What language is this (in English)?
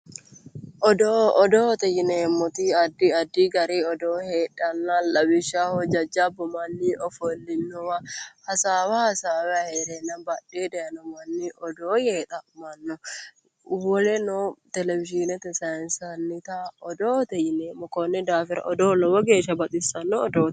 Sidamo